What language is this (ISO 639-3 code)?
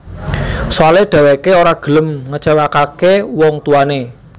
jav